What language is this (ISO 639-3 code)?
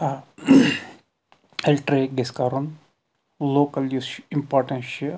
kas